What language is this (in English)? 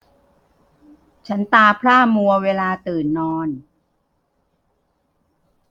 Thai